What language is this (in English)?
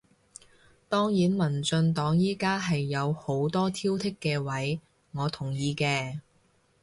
Cantonese